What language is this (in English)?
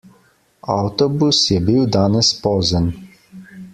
Slovenian